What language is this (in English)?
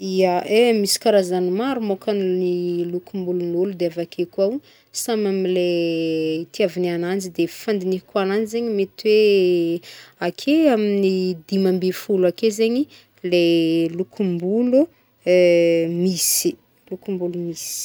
Northern Betsimisaraka Malagasy